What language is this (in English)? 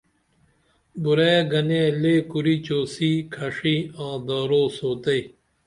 Dameli